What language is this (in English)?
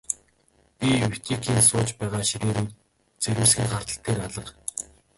Mongolian